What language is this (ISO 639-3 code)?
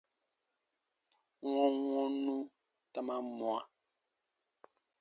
bba